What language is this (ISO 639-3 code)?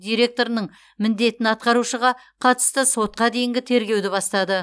kaz